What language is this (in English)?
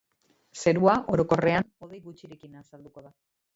Basque